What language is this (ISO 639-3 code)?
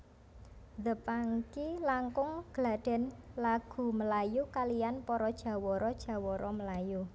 jav